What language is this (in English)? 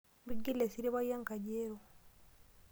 Masai